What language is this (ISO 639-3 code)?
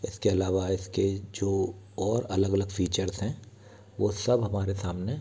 hin